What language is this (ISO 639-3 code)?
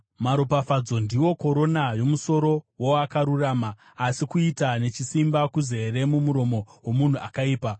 sna